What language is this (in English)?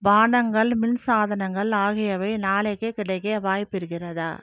Tamil